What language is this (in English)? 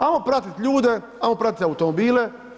Croatian